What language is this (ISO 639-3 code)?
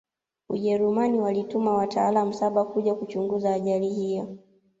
swa